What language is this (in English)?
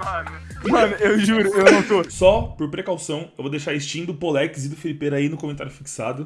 Portuguese